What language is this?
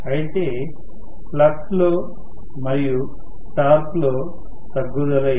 Telugu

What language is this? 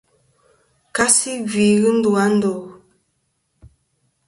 Kom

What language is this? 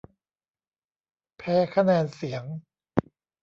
Thai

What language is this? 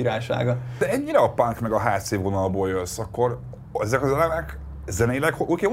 Hungarian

